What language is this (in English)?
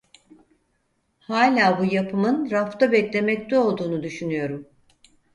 Turkish